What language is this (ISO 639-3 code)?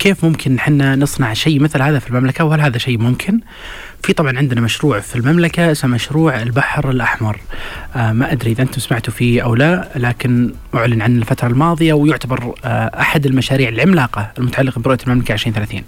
ara